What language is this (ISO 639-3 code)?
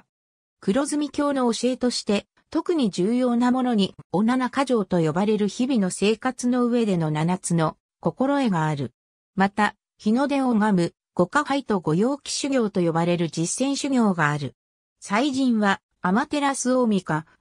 jpn